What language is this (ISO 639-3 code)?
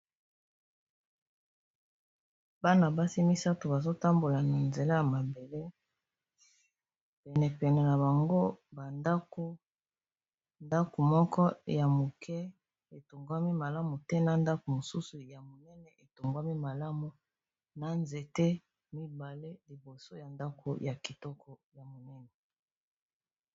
lin